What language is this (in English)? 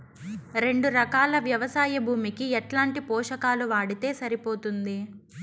Telugu